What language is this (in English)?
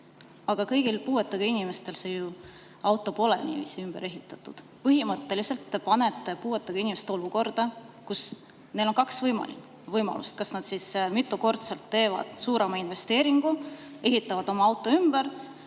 Estonian